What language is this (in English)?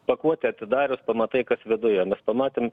Lithuanian